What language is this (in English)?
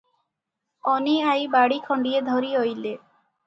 Odia